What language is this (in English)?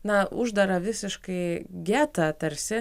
Lithuanian